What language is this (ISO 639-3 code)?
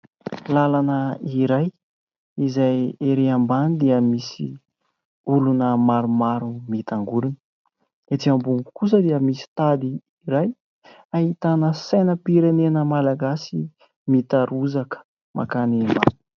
mlg